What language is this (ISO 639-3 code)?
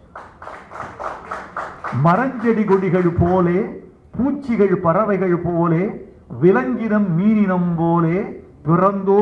tam